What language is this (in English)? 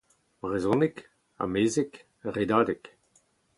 Breton